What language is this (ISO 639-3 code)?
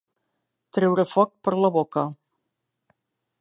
cat